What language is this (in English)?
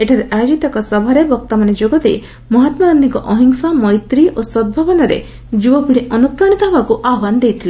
Odia